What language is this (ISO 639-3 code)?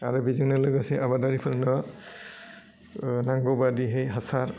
brx